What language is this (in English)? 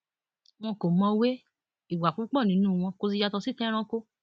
Yoruba